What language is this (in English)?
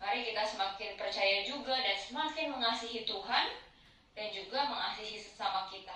Indonesian